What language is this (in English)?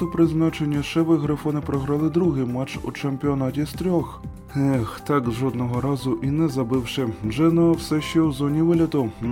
Ukrainian